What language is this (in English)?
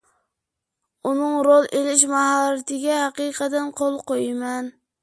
Uyghur